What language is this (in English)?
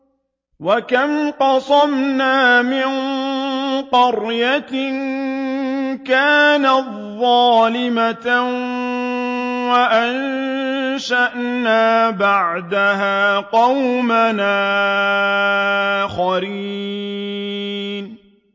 Arabic